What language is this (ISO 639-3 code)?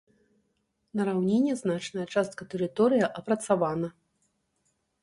bel